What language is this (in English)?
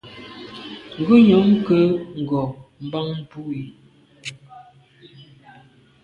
Medumba